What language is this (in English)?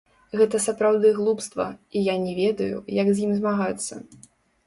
Belarusian